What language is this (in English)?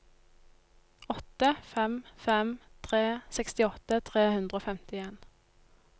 Norwegian